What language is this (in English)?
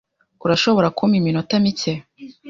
Kinyarwanda